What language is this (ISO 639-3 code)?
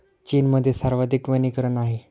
mar